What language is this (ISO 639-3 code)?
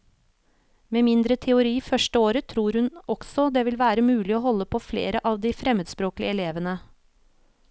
nor